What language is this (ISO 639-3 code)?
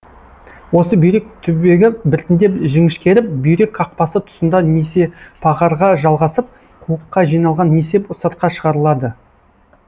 kaz